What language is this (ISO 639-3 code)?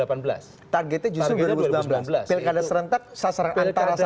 ind